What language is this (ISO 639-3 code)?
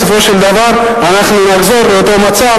heb